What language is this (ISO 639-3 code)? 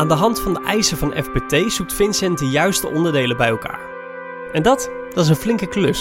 nld